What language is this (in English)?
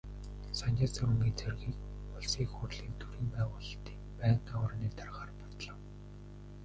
Mongolian